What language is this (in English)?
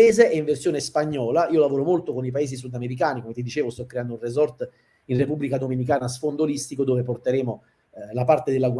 Italian